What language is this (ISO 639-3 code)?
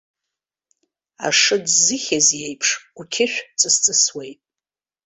abk